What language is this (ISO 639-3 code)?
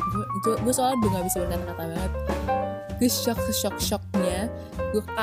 ind